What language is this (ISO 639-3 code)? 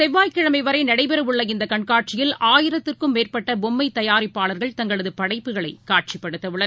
tam